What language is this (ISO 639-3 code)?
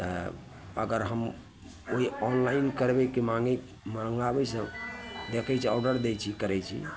mai